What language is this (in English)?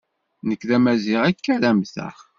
Kabyle